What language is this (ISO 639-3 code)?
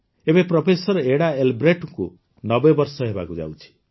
ori